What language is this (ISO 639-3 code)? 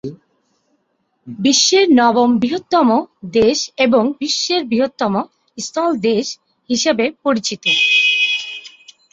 ben